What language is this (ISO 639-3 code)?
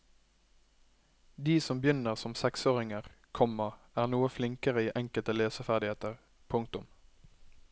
nor